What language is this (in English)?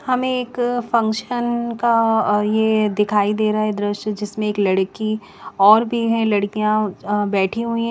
Hindi